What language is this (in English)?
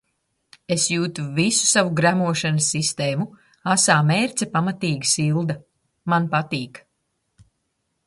Latvian